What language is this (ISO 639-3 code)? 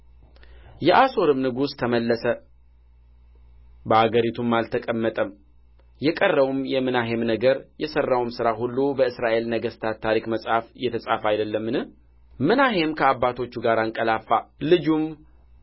amh